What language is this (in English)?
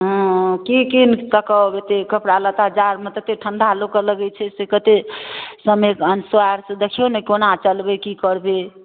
Maithili